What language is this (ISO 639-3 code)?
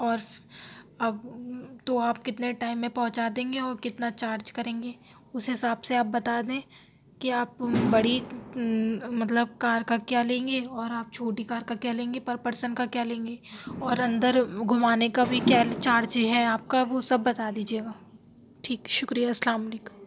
urd